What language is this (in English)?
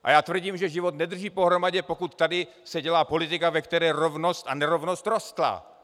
Czech